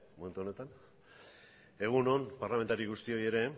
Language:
Basque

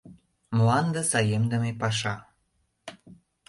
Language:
Mari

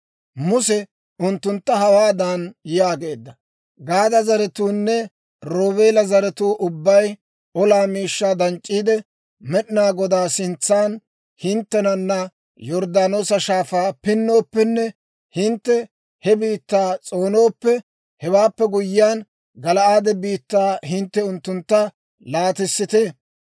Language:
Dawro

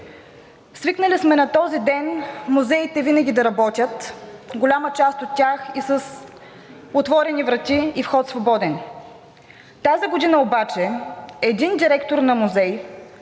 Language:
Bulgarian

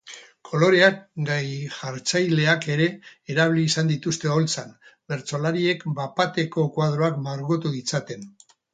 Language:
Basque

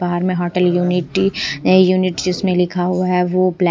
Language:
Hindi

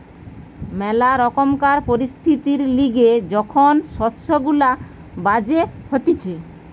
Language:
Bangla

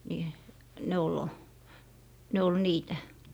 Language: Finnish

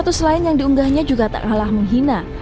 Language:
Indonesian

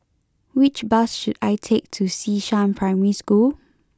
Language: English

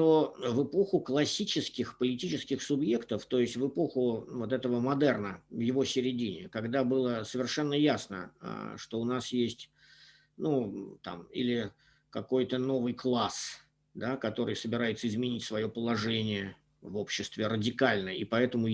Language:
Russian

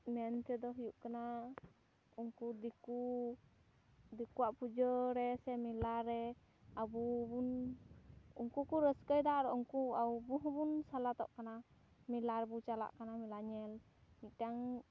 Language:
Santali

